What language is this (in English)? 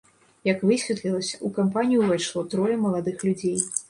Belarusian